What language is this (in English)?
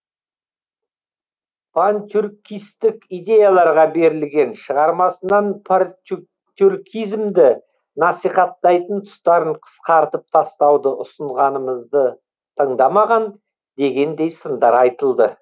Kazakh